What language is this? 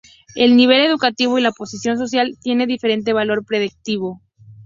Spanish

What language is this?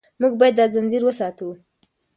Pashto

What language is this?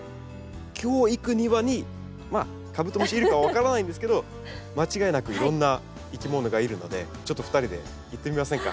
Japanese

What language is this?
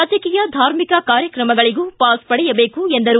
Kannada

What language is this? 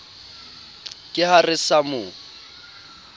Southern Sotho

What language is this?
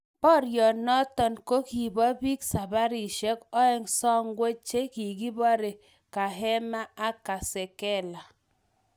Kalenjin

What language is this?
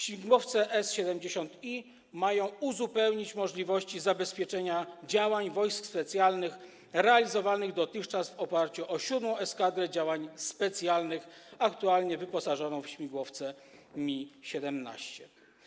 Polish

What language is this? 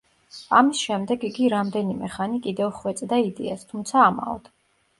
Georgian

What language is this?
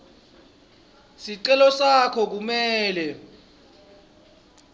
Swati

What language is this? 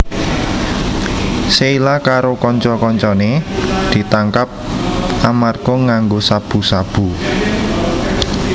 Javanese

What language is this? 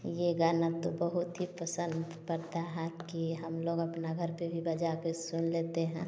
Hindi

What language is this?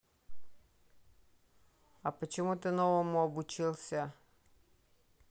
Russian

